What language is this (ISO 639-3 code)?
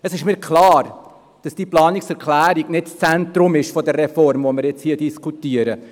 gsw